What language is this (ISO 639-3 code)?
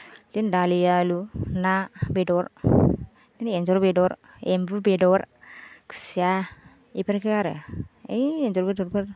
brx